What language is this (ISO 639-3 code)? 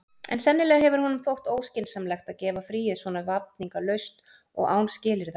isl